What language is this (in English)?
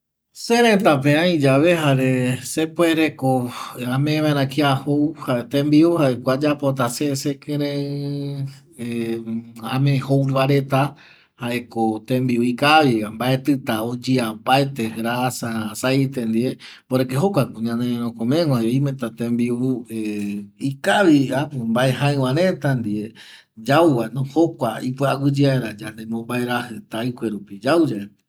Eastern Bolivian Guaraní